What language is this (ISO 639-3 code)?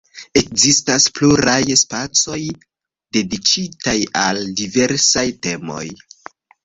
epo